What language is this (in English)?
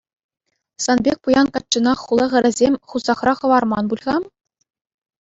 Chuvash